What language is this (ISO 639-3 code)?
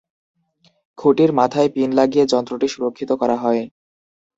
ben